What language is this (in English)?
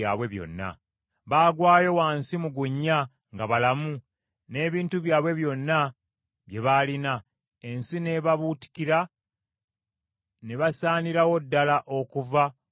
Ganda